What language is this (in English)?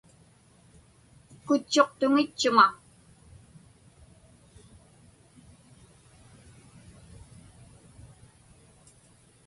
Inupiaq